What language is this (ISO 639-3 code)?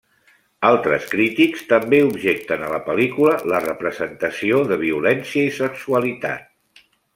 cat